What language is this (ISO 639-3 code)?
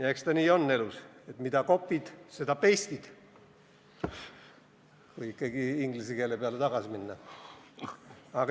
est